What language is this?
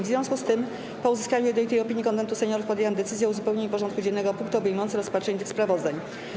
Polish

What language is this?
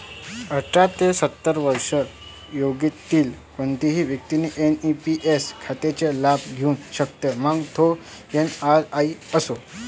Marathi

